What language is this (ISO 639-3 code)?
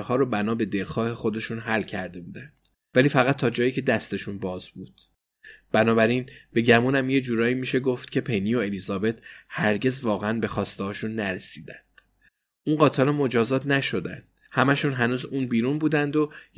fas